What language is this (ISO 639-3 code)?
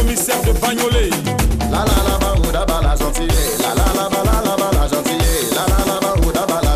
fra